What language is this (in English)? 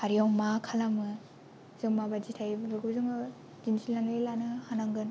Bodo